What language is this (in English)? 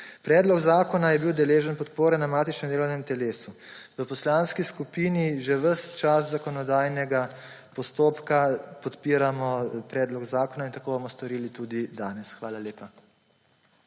Slovenian